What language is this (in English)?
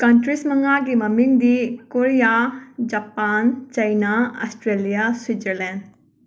Manipuri